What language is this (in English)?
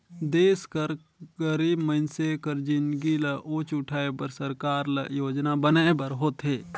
Chhattisgarhi